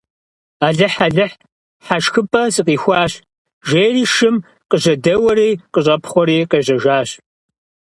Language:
Kabardian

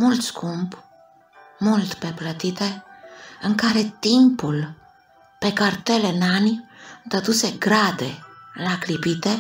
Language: Romanian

